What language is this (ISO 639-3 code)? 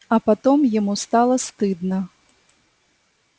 rus